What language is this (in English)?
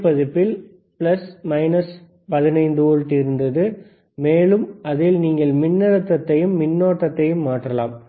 Tamil